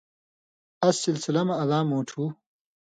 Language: Indus Kohistani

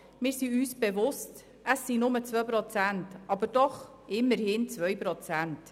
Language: Swiss German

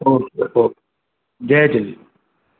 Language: Sindhi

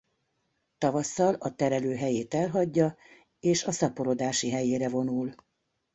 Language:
Hungarian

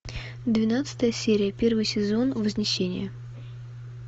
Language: Russian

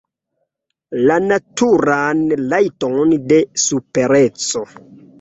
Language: Esperanto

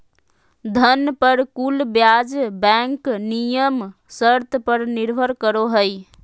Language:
Magahi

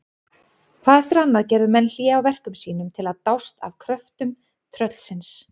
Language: Icelandic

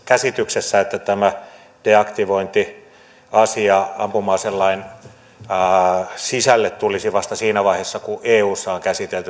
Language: Finnish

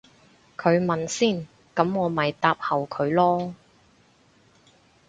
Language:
Cantonese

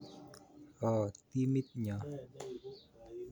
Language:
Kalenjin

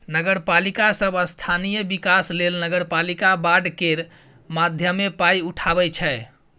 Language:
Maithili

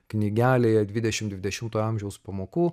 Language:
Lithuanian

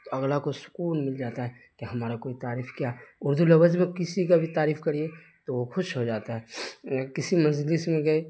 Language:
Urdu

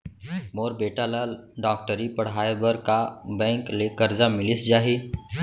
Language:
Chhattisgarhi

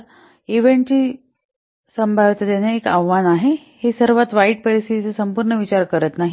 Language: Marathi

